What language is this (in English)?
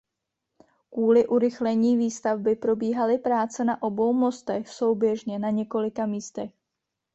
Czech